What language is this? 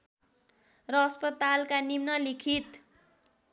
Nepali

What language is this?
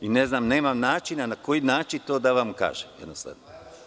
Serbian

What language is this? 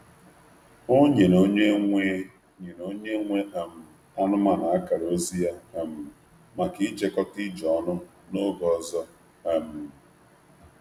Igbo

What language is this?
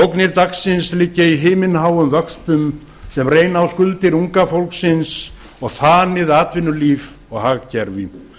Icelandic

